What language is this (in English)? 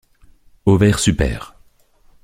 French